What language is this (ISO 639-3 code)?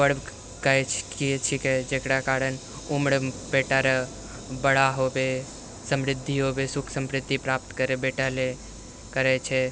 mai